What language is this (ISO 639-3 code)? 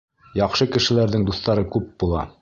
bak